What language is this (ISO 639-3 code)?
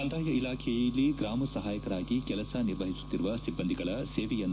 kan